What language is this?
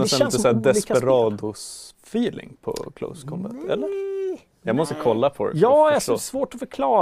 Swedish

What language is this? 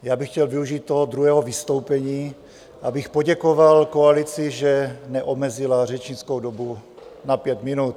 Czech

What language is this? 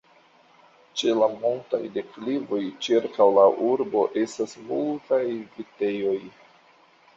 Esperanto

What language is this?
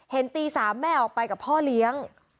Thai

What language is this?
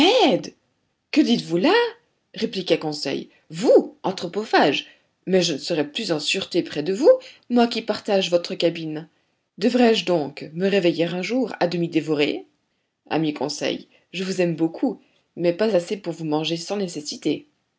French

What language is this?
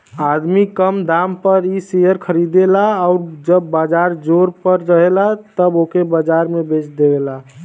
Bhojpuri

